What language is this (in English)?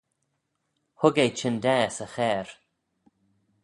Manx